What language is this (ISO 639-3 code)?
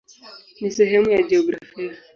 swa